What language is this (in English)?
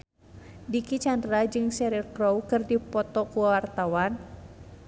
Sundanese